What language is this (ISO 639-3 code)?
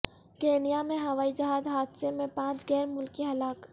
urd